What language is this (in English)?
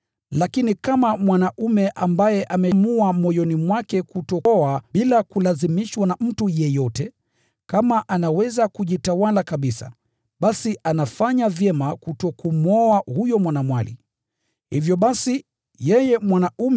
Swahili